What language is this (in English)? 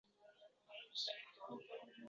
Uzbek